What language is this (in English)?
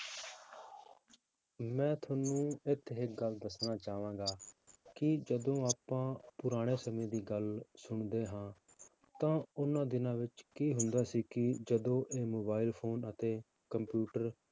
Punjabi